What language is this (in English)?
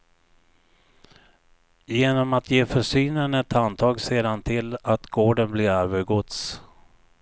Swedish